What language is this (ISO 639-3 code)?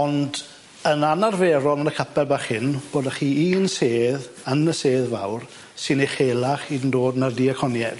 cym